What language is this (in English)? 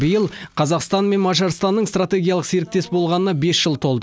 Kazakh